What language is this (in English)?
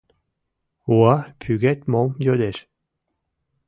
Mari